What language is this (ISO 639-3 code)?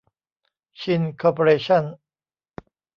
tha